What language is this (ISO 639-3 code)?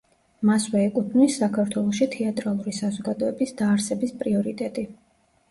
kat